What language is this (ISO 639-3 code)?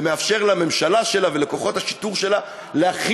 heb